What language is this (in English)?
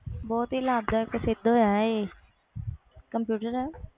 Punjabi